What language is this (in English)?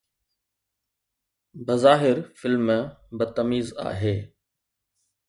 Sindhi